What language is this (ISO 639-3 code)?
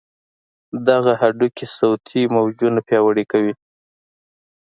pus